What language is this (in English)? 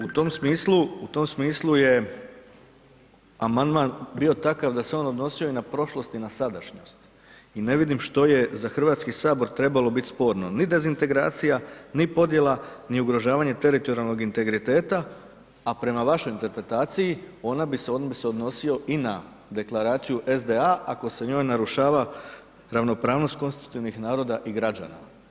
Croatian